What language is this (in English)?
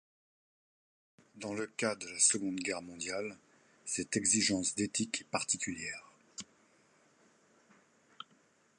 French